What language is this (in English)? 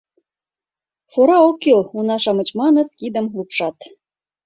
Mari